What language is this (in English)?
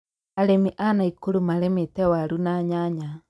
Kikuyu